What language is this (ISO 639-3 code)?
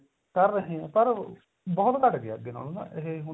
pan